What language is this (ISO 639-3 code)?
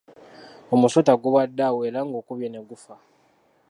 lug